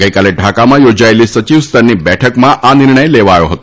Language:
Gujarati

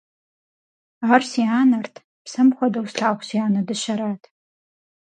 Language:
Kabardian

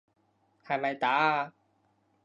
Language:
Cantonese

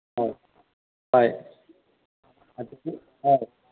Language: Manipuri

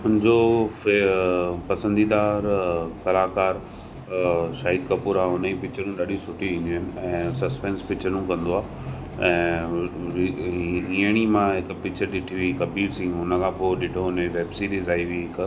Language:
Sindhi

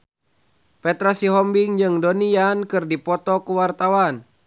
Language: Sundanese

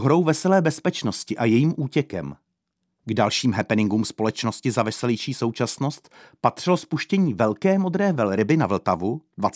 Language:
Czech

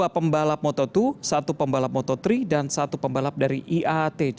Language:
Indonesian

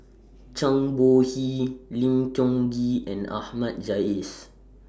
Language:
English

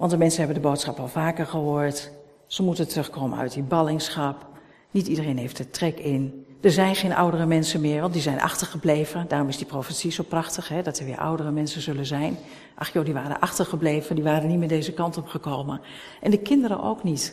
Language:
Dutch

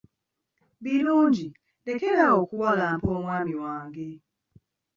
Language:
Ganda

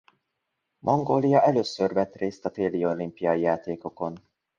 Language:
Hungarian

